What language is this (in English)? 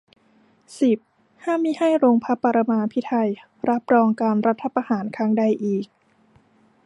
Thai